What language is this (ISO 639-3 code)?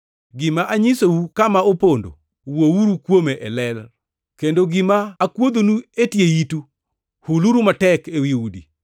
luo